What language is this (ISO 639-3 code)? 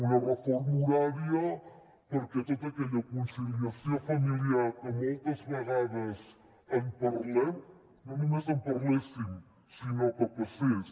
cat